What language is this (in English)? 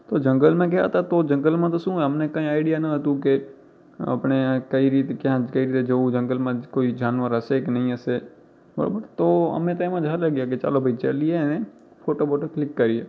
Gujarati